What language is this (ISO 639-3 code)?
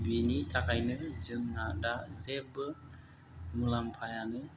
brx